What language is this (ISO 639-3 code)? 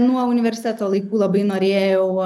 lit